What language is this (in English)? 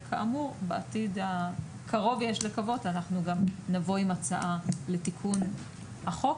Hebrew